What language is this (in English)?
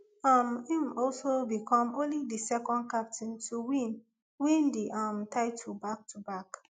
Nigerian Pidgin